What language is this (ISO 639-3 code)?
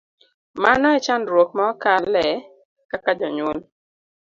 luo